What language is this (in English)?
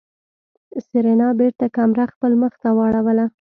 Pashto